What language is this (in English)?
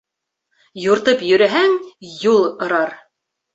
Bashkir